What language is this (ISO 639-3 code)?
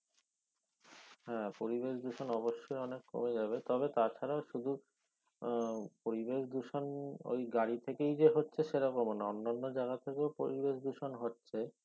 ben